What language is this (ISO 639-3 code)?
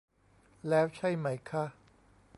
tha